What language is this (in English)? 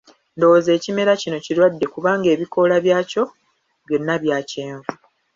Ganda